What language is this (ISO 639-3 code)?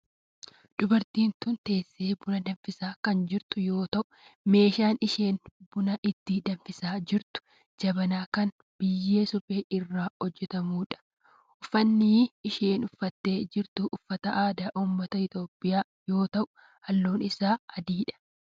orm